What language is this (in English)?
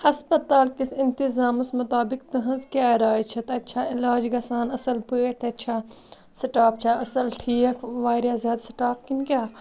Kashmiri